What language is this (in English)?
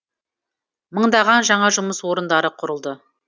Kazakh